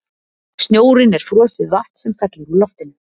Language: Icelandic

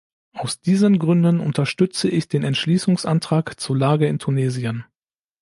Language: German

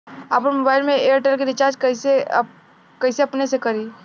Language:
Bhojpuri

